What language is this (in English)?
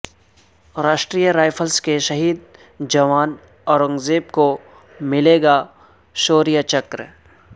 Urdu